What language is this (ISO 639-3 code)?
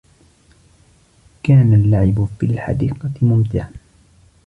ara